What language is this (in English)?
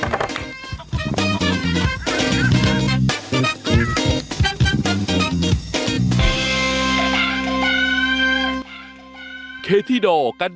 Thai